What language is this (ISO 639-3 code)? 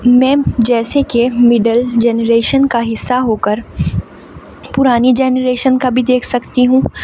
urd